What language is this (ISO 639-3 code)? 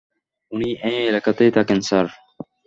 ben